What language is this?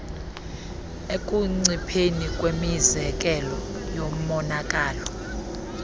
Xhosa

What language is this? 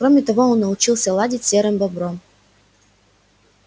Russian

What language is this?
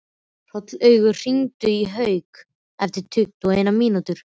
Icelandic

